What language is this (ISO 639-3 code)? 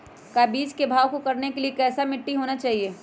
mag